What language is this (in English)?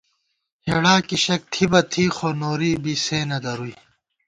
Gawar-Bati